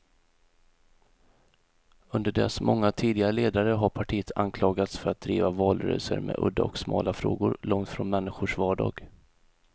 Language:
Swedish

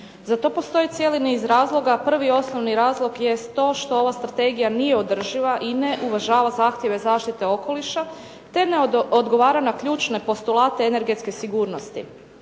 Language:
Croatian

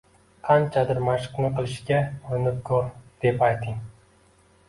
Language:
Uzbek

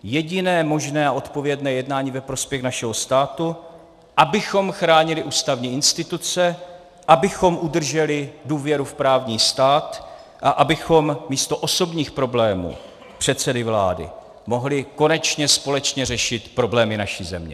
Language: Czech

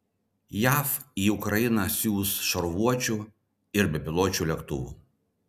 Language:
Lithuanian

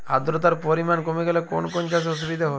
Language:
Bangla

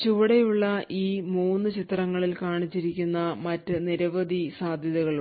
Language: Malayalam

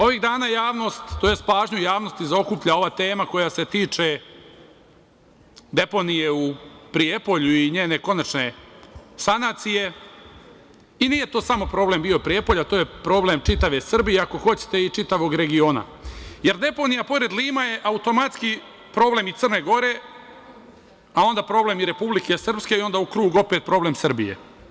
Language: Serbian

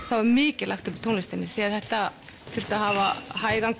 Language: Icelandic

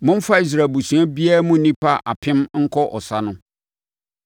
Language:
Akan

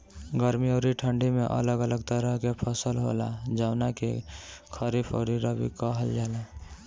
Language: Bhojpuri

